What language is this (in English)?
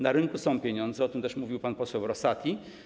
Polish